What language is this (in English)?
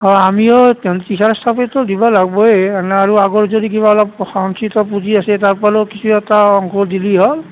Assamese